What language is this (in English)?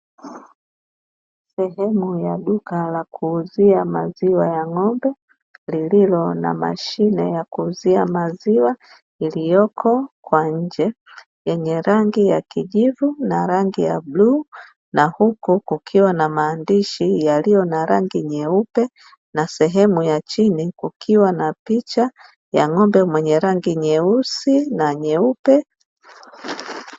Swahili